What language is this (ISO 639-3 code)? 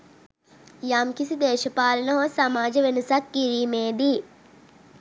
sin